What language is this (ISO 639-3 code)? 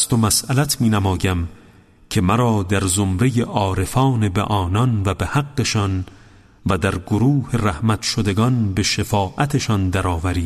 fas